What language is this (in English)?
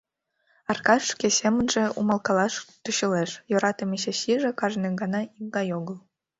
Mari